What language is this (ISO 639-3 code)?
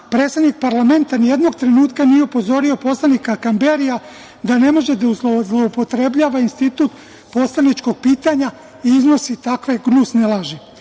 srp